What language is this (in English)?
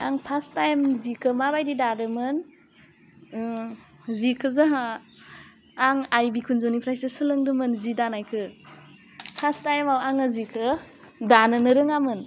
Bodo